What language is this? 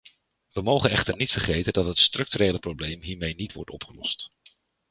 Dutch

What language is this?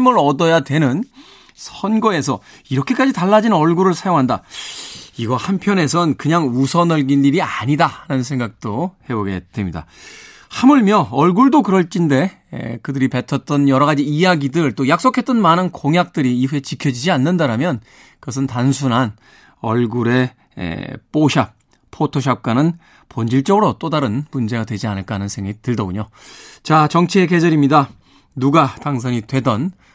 Korean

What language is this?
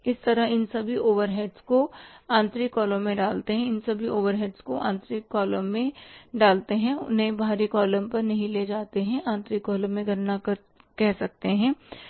Hindi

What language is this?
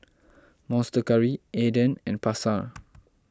English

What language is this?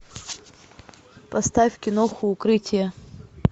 Russian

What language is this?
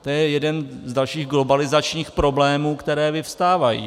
Czech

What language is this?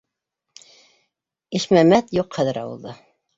Bashkir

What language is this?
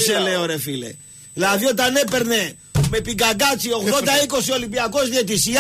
Greek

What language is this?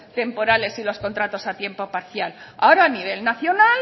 Spanish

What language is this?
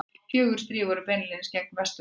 Icelandic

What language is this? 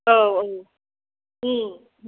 Bodo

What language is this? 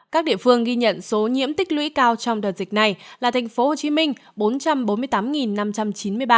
Vietnamese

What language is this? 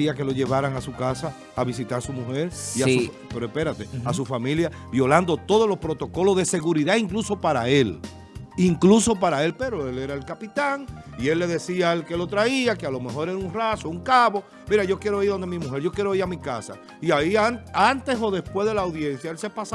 Spanish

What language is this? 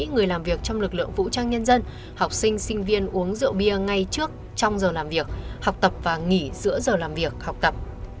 Vietnamese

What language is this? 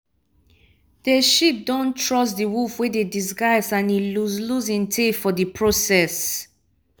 Nigerian Pidgin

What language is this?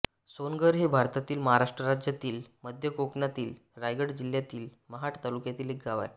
Marathi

